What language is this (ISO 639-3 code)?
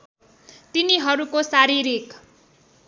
nep